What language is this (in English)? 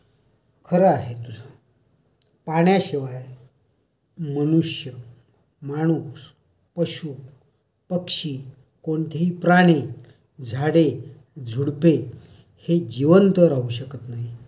Marathi